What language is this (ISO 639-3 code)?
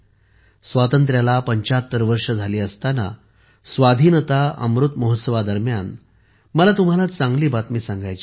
mar